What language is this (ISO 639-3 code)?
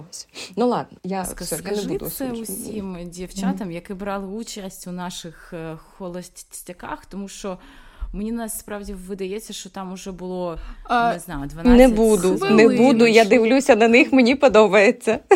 ukr